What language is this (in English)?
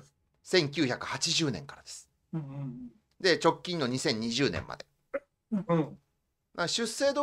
Japanese